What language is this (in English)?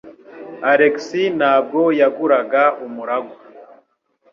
Kinyarwanda